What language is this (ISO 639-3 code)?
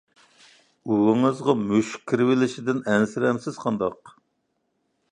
uig